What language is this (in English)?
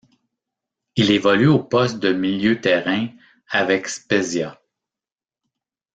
French